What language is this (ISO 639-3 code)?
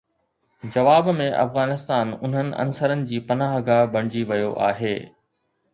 snd